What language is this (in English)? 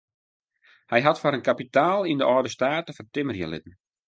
Western Frisian